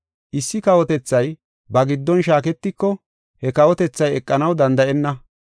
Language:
Gofa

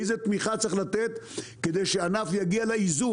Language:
Hebrew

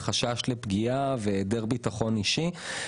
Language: Hebrew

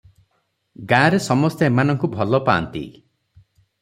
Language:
Odia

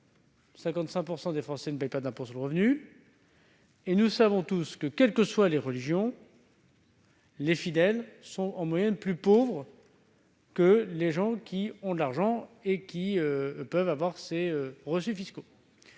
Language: French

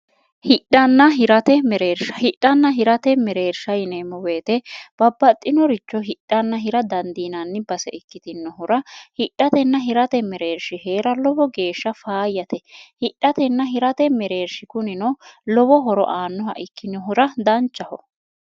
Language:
Sidamo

